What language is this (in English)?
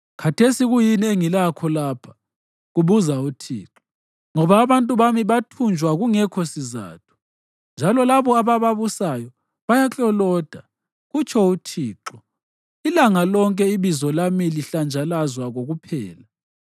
North Ndebele